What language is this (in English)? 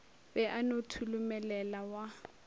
Northern Sotho